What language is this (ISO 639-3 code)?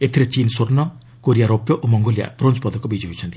ori